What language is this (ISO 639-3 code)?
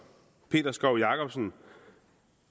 dan